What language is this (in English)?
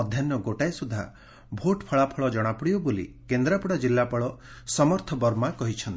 Odia